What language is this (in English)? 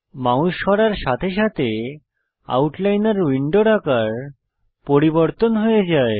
Bangla